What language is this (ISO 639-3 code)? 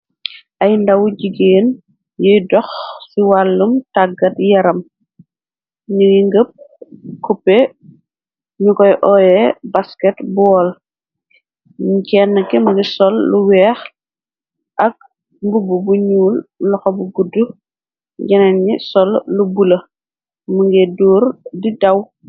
wol